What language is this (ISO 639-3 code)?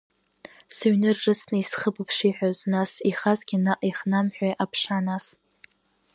abk